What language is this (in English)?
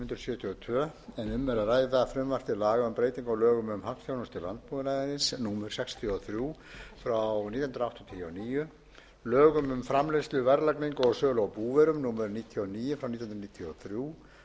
Icelandic